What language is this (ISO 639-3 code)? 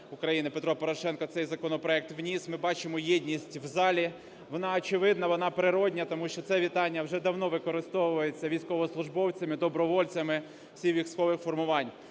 ukr